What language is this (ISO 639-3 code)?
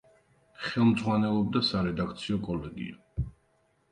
kat